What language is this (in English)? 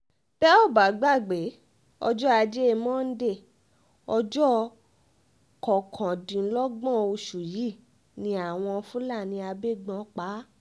Yoruba